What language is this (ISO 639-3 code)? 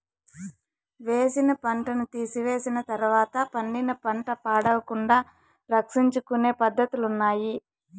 tel